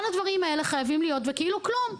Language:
Hebrew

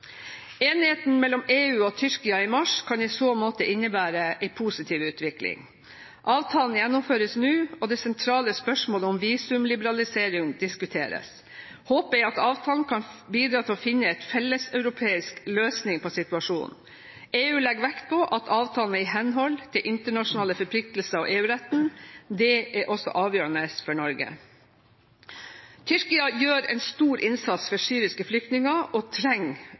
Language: Norwegian Bokmål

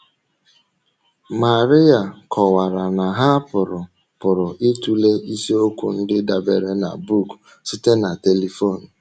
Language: Igbo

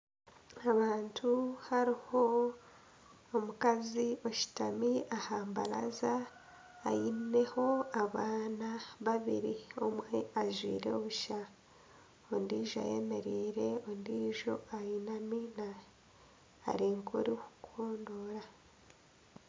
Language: Nyankole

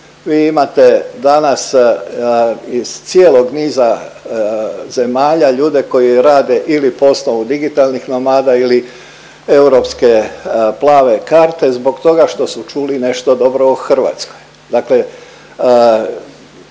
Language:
Croatian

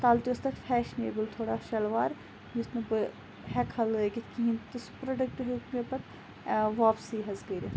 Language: Kashmiri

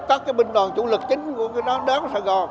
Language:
Vietnamese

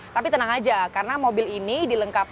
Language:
Indonesian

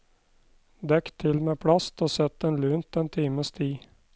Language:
Norwegian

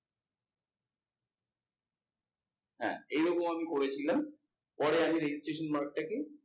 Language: Bangla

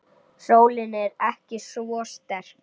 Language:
Icelandic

